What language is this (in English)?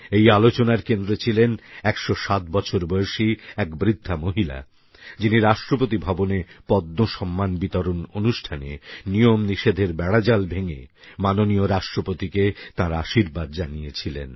Bangla